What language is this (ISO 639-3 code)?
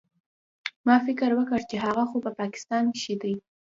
pus